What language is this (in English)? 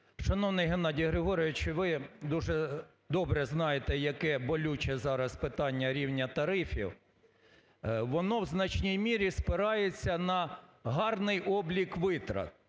Ukrainian